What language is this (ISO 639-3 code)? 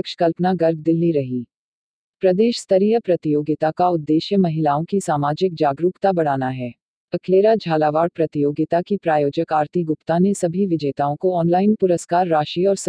hin